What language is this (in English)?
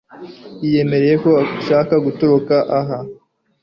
Kinyarwanda